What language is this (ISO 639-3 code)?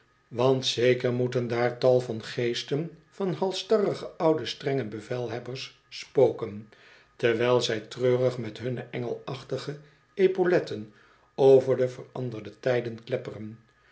nld